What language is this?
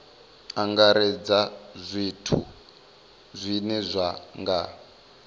Venda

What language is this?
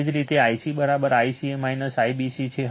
Gujarati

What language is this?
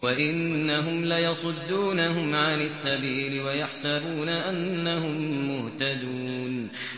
Arabic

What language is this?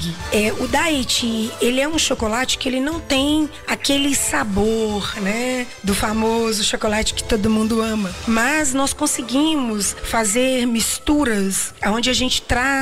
Portuguese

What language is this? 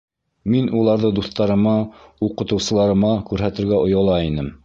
Bashkir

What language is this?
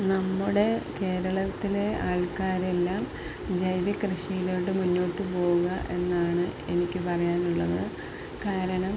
Malayalam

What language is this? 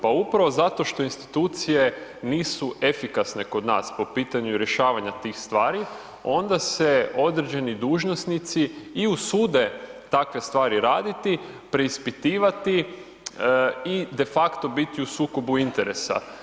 Croatian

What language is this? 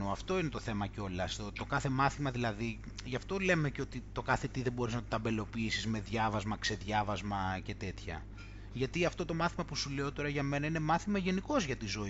Greek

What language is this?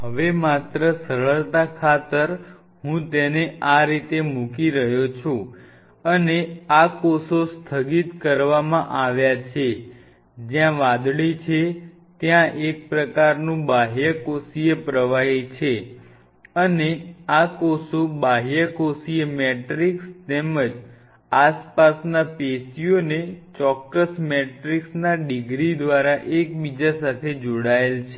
Gujarati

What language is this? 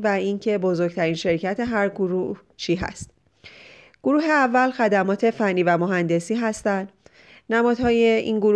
Persian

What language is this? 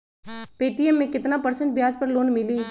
Magahi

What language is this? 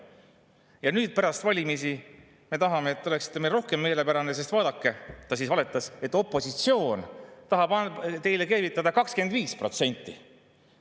Estonian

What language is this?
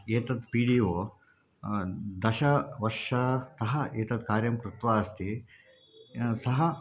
Sanskrit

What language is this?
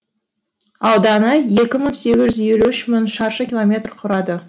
Kazakh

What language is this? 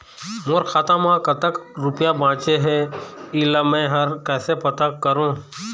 Chhattisgarhi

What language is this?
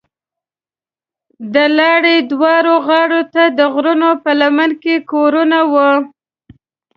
Pashto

